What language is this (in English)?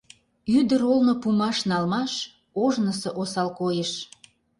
Mari